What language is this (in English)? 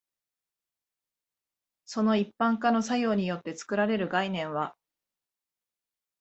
Japanese